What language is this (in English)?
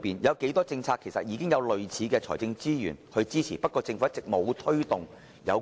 Cantonese